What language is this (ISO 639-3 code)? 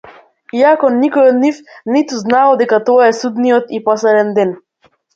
mkd